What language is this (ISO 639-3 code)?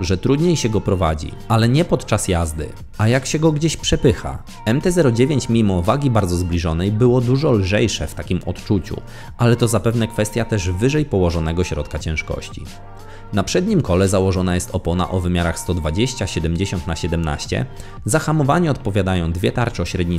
pol